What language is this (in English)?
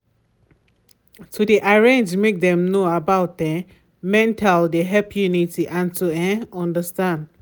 Nigerian Pidgin